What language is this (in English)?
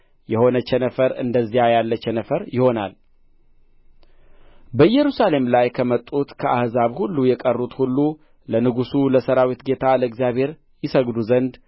Amharic